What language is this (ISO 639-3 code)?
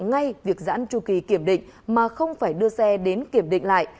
vie